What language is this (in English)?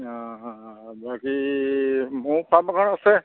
Assamese